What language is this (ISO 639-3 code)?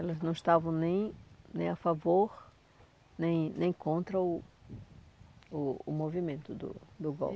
por